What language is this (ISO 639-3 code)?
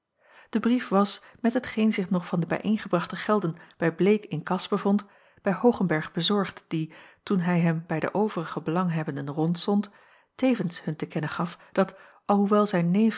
nld